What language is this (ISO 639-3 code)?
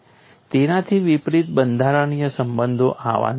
guj